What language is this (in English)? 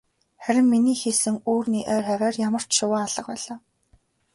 Mongolian